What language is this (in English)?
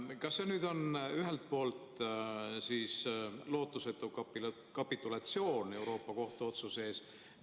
Estonian